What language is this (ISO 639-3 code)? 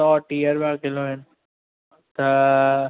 snd